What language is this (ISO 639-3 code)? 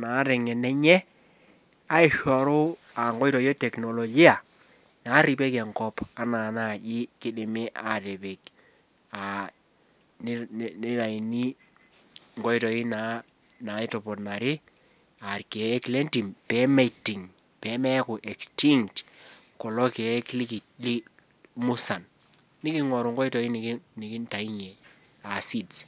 mas